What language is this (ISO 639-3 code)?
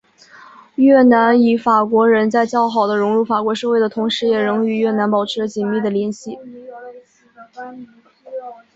zho